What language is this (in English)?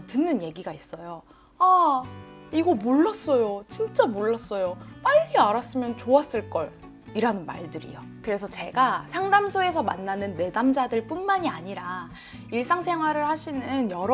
Korean